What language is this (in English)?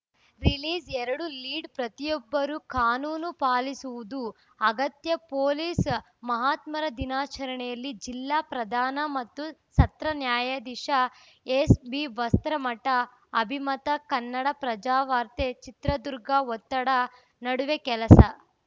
Kannada